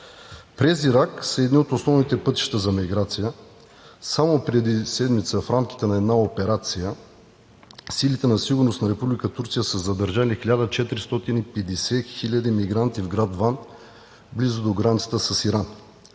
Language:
Bulgarian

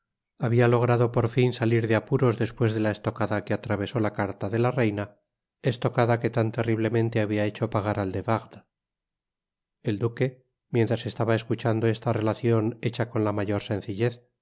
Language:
Spanish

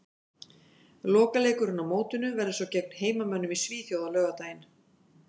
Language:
Icelandic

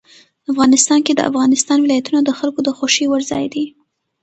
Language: Pashto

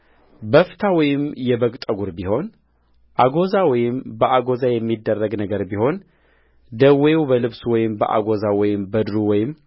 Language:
Amharic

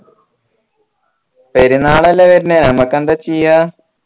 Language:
Malayalam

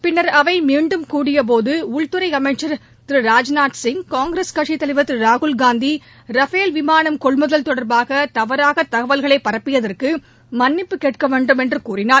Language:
Tamil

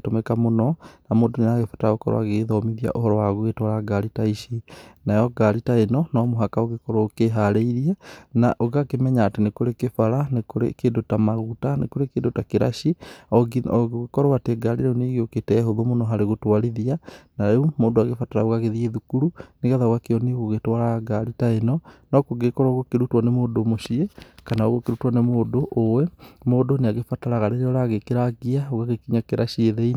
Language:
Kikuyu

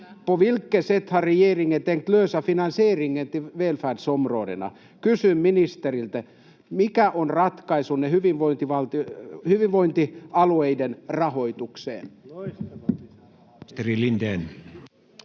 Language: Finnish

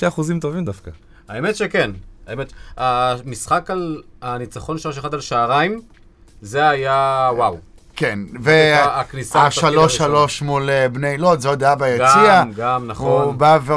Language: Hebrew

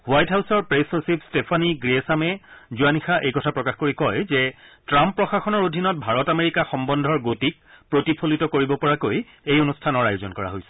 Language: Assamese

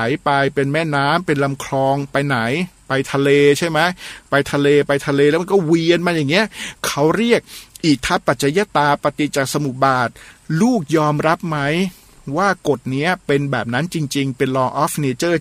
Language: Thai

